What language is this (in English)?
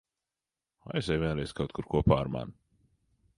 Latvian